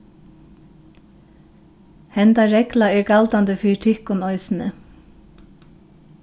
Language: Faroese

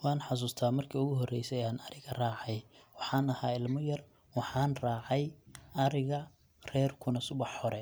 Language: Somali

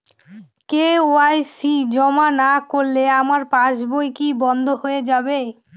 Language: Bangla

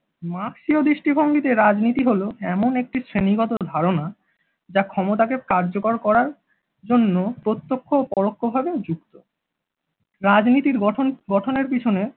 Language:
Bangla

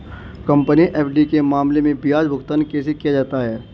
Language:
Hindi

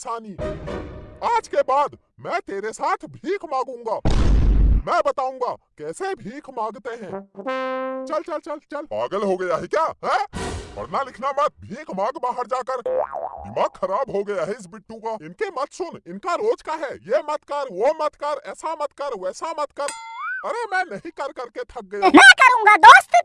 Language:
Hindi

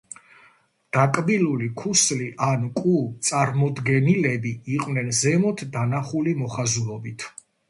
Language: Georgian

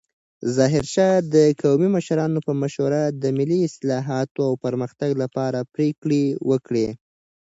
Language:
Pashto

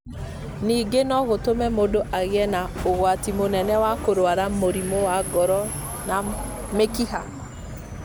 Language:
Kikuyu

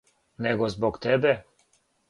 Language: Serbian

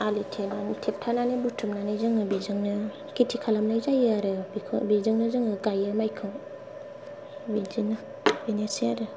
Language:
Bodo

